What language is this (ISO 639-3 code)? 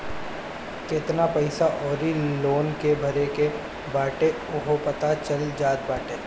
bho